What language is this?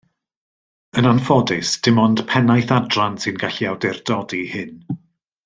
Welsh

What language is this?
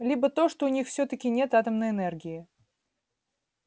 Russian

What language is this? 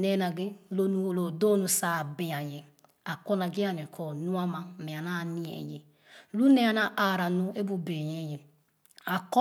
Khana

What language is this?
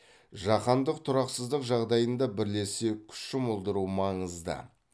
Kazakh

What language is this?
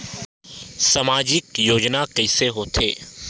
Chhattisgarhi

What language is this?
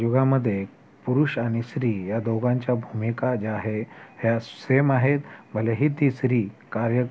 Marathi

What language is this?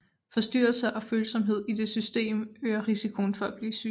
Danish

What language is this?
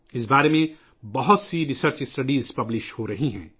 Urdu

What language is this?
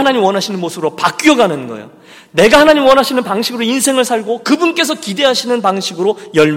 Korean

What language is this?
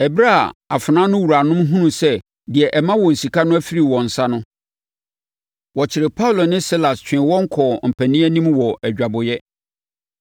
Akan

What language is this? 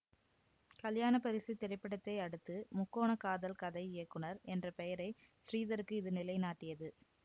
Tamil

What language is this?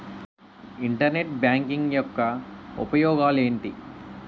Telugu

